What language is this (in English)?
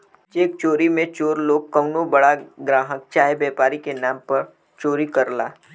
Bhojpuri